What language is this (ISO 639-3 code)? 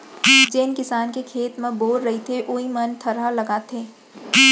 hne